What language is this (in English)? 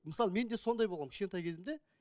Kazakh